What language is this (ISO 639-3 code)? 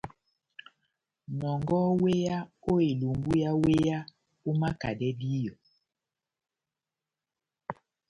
bnm